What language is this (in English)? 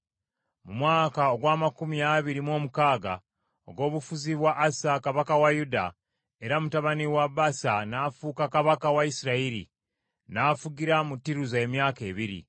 Ganda